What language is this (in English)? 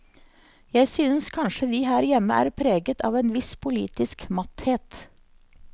Norwegian